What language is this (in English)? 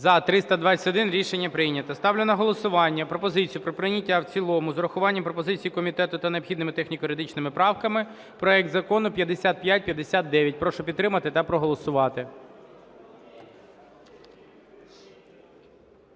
Ukrainian